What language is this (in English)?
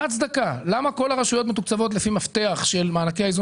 Hebrew